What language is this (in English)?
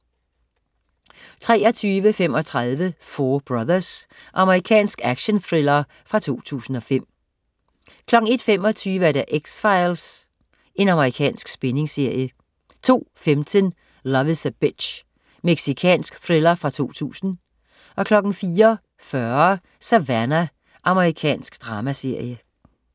Danish